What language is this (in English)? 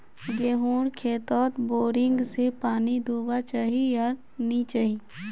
Magahi